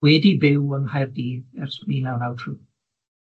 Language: Welsh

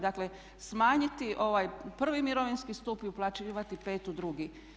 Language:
Croatian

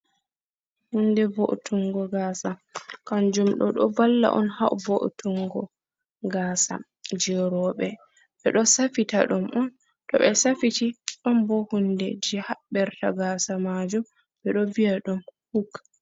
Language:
Fula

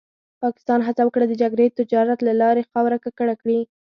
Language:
Pashto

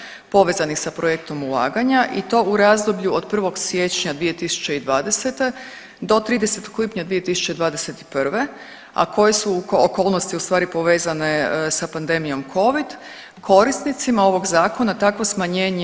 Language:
Croatian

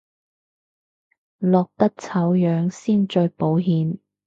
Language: Cantonese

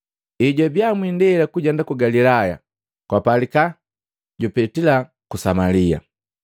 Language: Matengo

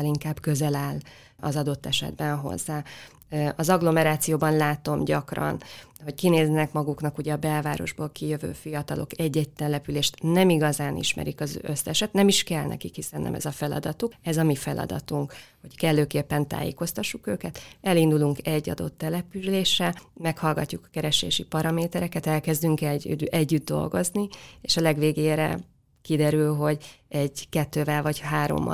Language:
Hungarian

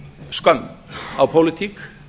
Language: Icelandic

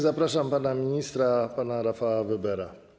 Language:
Polish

